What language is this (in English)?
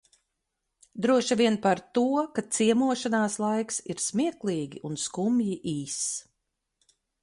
Latvian